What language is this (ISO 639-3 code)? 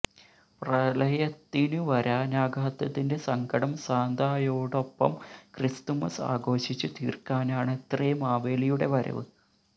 mal